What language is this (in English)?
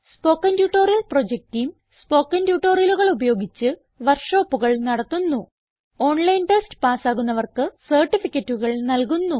Malayalam